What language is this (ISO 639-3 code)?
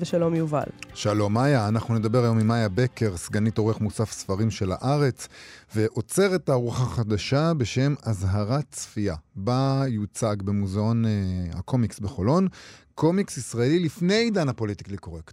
heb